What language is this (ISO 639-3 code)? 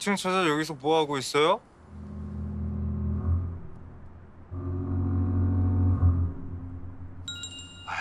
kor